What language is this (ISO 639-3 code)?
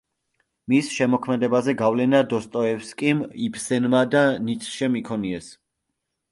kat